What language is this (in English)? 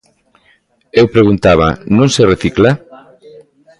Galician